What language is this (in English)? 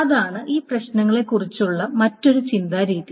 Malayalam